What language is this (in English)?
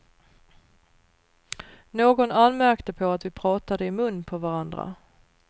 Swedish